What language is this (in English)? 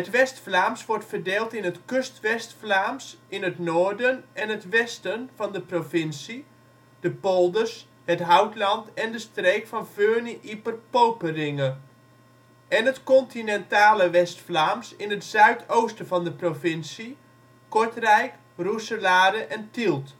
Dutch